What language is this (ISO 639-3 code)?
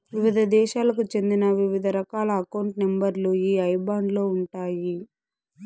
tel